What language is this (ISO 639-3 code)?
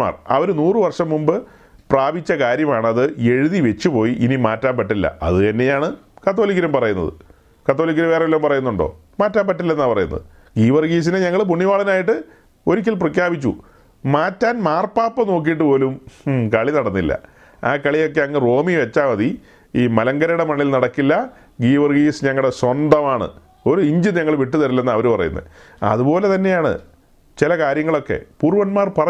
mal